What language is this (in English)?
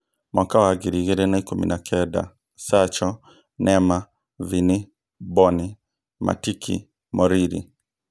Kikuyu